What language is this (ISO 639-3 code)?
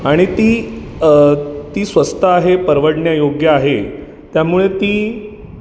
mar